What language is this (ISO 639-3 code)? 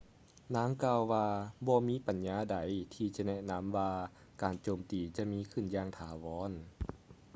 lao